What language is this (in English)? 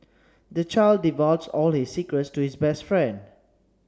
English